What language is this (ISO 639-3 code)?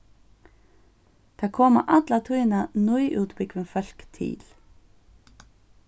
fao